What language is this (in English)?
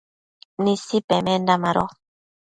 Matsés